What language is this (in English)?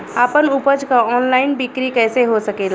Bhojpuri